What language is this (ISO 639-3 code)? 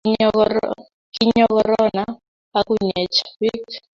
kln